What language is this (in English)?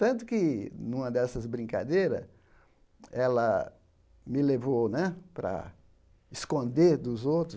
Portuguese